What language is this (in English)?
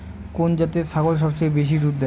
Bangla